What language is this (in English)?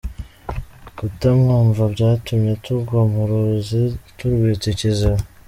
Kinyarwanda